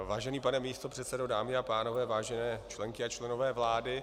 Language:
Czech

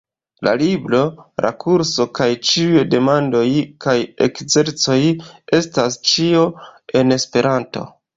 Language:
Esperanto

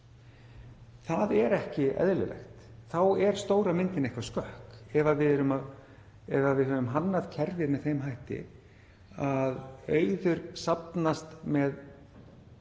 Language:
Icelandic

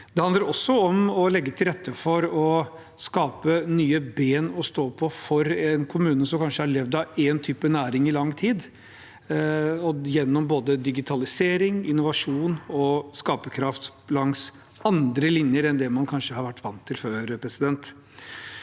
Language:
Norwegian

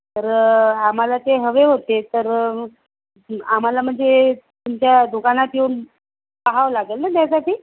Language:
Marathi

